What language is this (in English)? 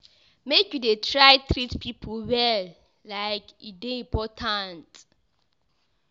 Nigerian Pidgin